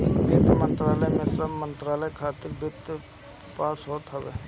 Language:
Bhojpuri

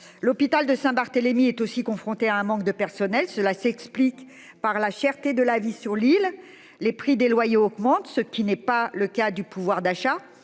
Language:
French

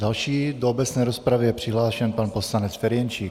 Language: Czech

